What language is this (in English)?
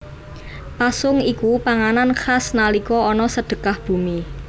Javanese